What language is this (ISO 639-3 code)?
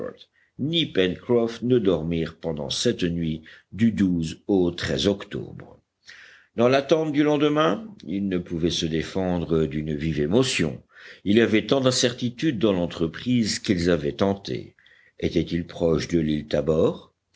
fra